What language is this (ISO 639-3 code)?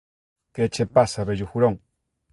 glg